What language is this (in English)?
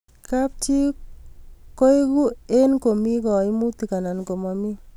Kalenjin